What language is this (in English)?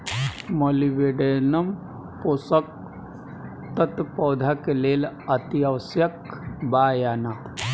Bhojpuri